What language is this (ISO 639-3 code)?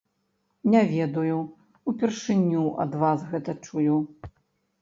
bel